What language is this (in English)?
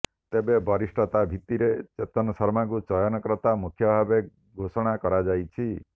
Odia